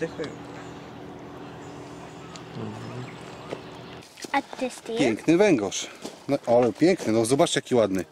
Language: Polish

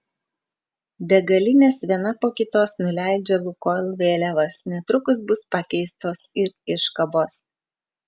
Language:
Lithuanian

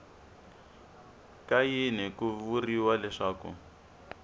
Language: Tsonga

